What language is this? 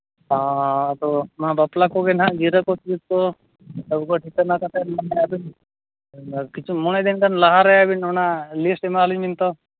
Santali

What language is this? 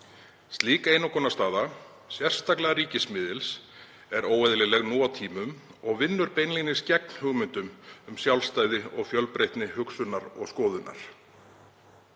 Icelandic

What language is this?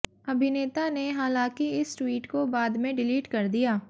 Hindi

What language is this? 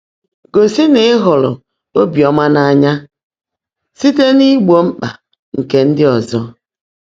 Igbo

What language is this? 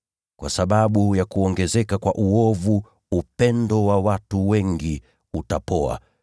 Swahili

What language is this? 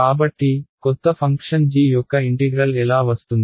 Telugu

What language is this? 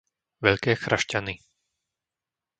Slovak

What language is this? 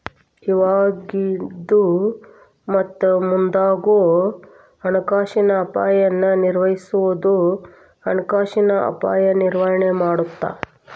Kannada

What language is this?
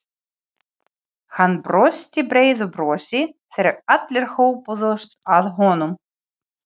Icelandic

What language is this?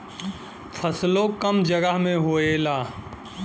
Bhojpuri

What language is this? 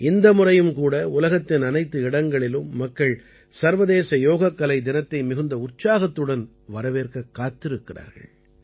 Tamil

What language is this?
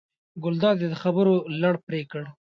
Pashto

